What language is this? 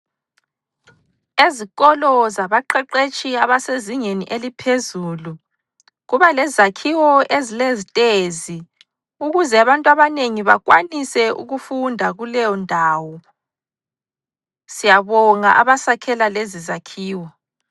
North Ndebele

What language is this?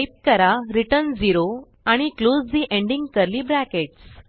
Marathi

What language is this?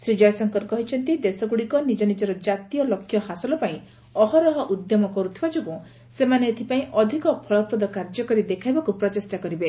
Odia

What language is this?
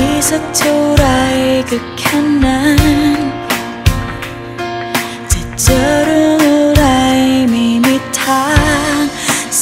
Thai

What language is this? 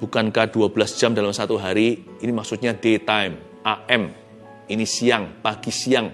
Indonesian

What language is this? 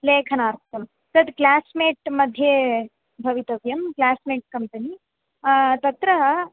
Sanskrit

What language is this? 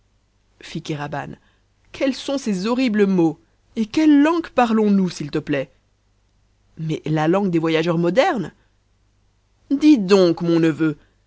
French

